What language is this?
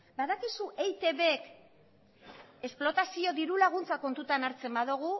Basque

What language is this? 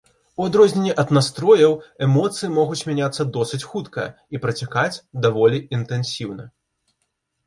Belarusian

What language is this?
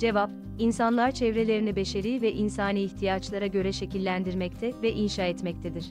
Turkish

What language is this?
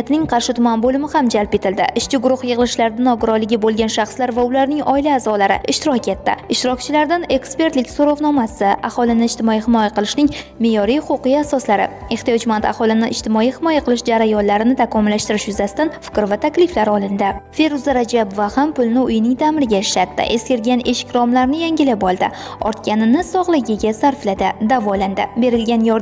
Turkish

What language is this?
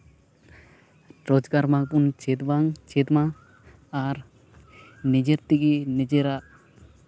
Santali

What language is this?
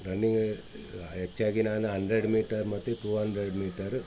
Kannada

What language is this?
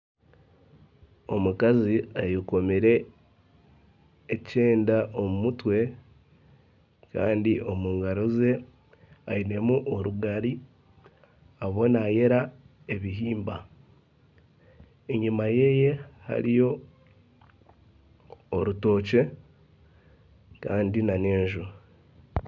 Nyankole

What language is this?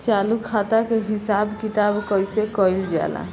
Bhojpuri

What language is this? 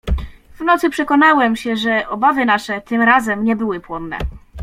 Polish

